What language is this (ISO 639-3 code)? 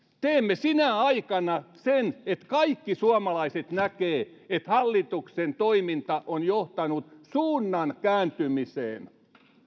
fin